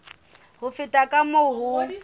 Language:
Southern Sotho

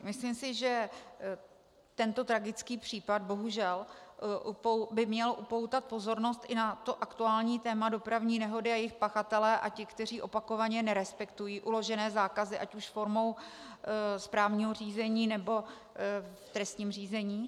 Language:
Czech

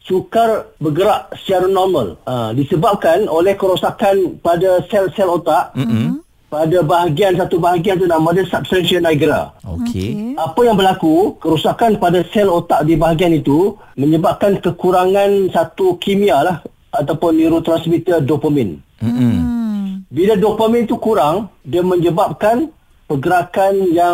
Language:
Malay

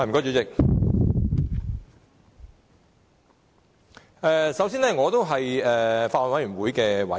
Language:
Cantonese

